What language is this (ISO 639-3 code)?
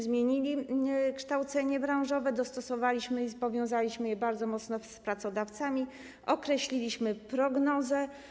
pol